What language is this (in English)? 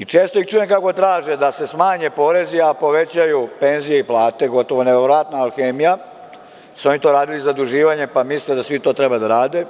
Serbian